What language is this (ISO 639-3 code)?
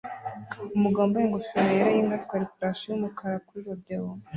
kin